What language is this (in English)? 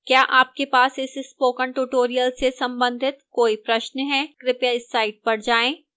Hindi